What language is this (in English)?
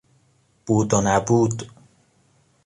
Persian